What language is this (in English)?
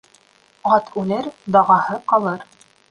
Bashkir